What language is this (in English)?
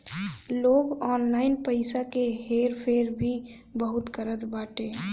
Bhojpuri